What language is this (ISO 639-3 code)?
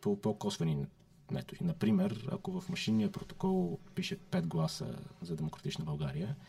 bul